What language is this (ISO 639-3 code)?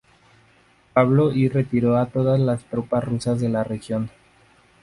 spa